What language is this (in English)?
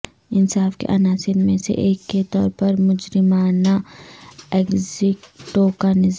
Urdu